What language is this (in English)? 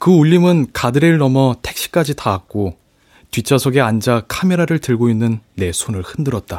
Korean